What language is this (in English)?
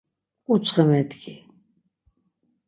Laz